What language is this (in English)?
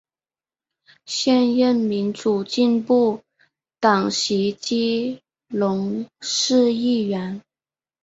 Chinese